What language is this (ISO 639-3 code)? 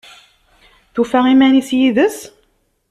kab